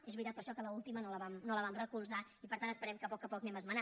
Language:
Catalan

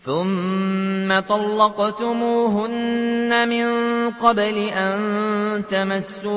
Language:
Arabic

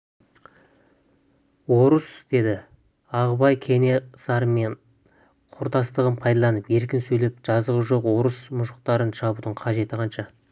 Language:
Kazakh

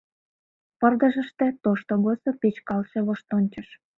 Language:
Mari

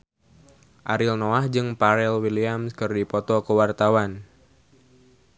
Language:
Sundanese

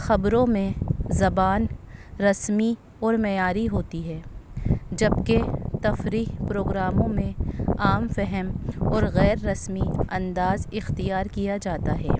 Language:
Urdu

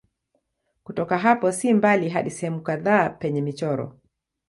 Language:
Swahili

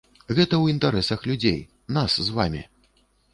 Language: Belarusian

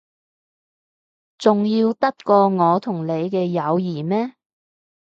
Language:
Cantonese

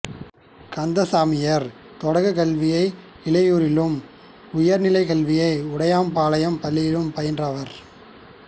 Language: Tamil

